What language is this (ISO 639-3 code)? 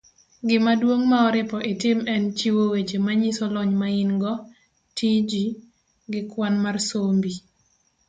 luo